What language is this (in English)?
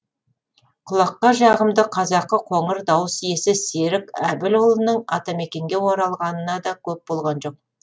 Kazakh